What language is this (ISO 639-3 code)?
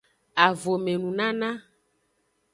ajg